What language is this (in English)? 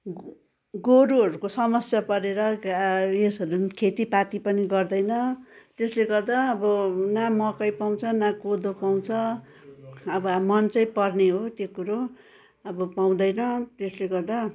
Nepali